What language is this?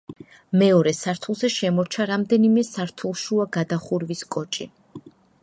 Georgian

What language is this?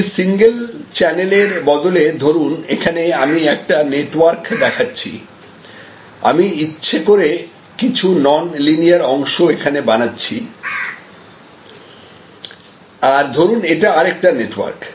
Bangla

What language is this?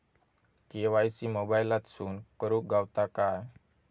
Marathi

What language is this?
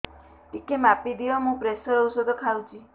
Odia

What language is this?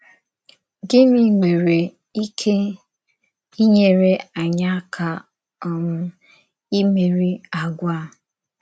Igbo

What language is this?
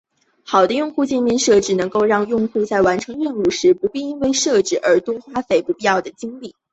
Chinese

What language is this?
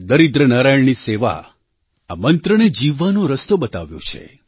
Gujarati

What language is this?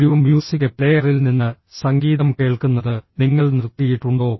Malayalam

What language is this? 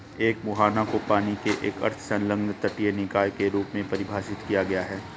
Hindi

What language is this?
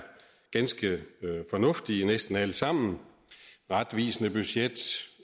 Danish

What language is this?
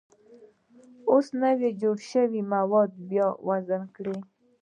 Pashto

